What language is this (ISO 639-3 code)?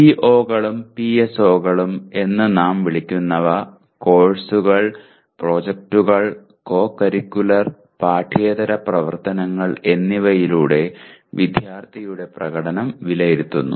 mal